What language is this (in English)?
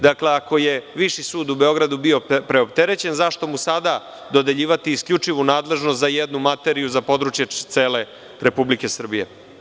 Serbian